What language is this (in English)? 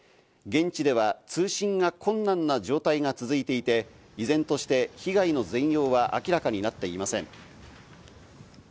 Japanese